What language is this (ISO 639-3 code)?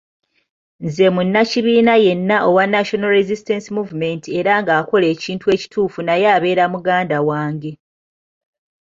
lug